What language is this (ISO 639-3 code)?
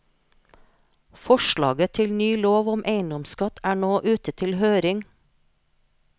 nor